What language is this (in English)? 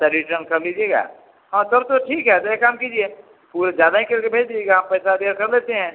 Hindi